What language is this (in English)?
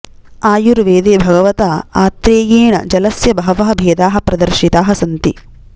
Sanskrit